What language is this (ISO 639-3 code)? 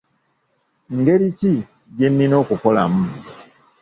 lug